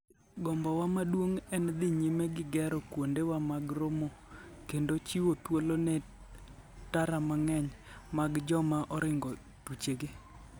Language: Luo (Kenya and Tanzania)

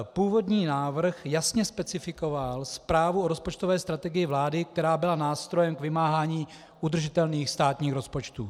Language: Czech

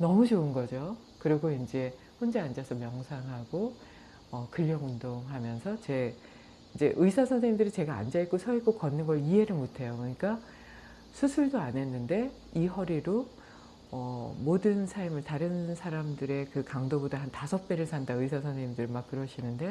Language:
Korean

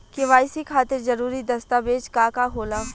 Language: Bhojpuri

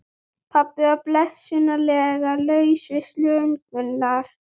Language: Icelandic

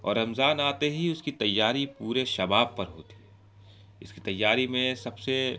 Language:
Urdu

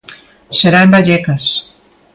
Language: Galician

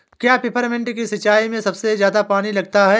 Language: Hindi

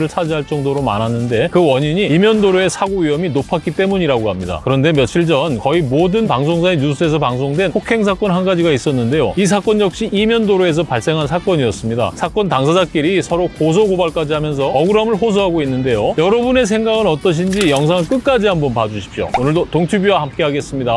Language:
Korean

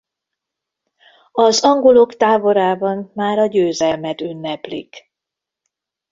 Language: Hungarian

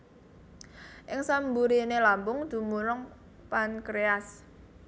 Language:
Javanese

